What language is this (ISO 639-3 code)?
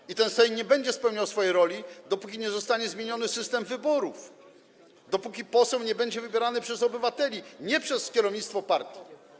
pol